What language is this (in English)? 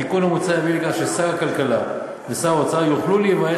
Hebrew